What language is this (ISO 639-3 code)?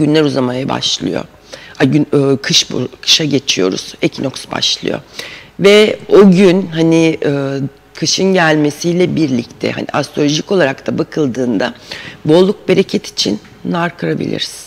tur